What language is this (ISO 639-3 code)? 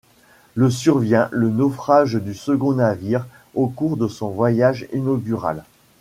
fra